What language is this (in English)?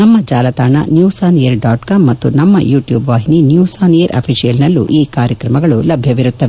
Kannada